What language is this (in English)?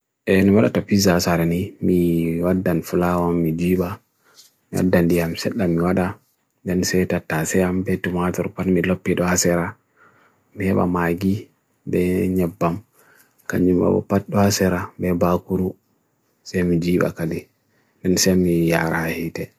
Bagirmi Fulfulde